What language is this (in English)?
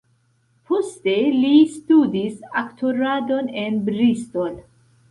Esperanto